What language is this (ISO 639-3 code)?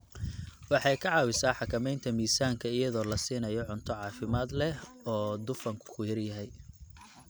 som